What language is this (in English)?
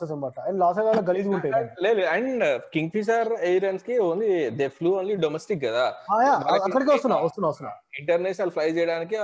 Telugu